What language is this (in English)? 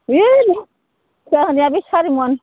Bodo